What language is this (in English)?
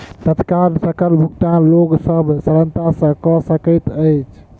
Maithili